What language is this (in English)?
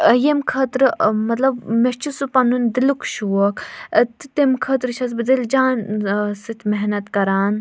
Kashmiri